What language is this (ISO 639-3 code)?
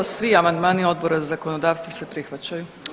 hrv